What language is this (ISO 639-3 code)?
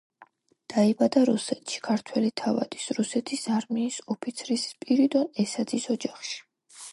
kat